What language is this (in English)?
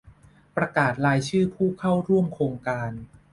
Thai